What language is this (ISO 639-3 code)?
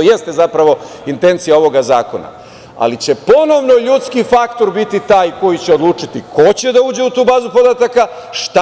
srp